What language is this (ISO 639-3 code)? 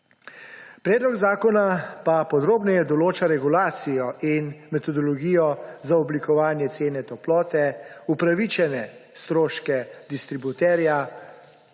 slv